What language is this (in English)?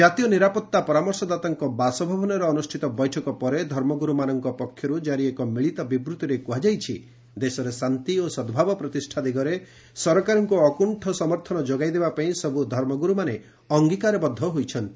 Odia